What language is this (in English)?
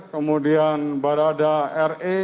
Indonesian